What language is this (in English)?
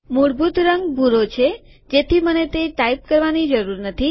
Gujarati